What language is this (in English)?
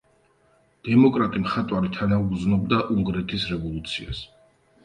Georgian